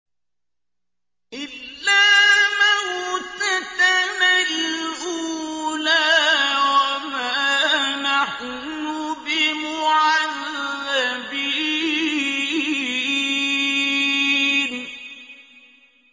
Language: Arabic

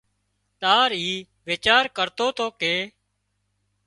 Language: Wadiyara Koli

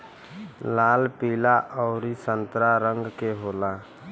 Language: Bhojpuri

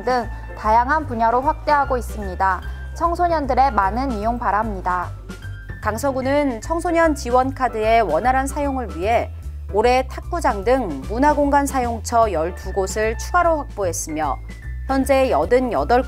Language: Korean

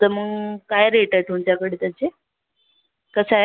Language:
Marathi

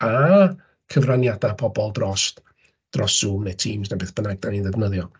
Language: Welsh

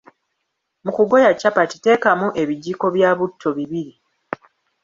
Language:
Ganda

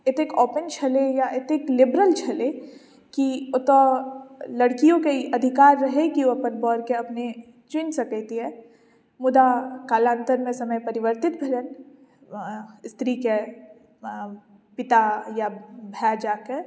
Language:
Maithili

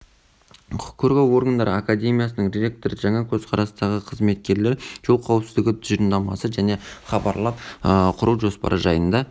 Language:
Kazakh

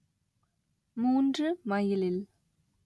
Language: Tamil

